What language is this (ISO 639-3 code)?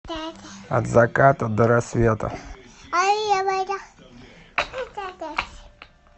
rus